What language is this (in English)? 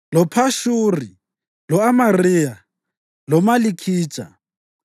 North Ndebele